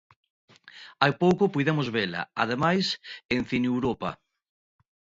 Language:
Galician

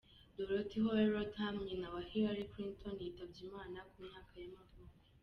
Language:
Kinyarwanda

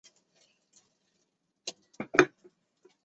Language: Chinese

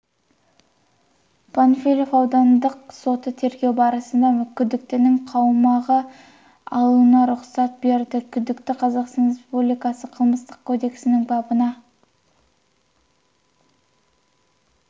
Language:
Kazakh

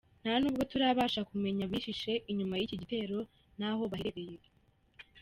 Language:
Kinyarwanda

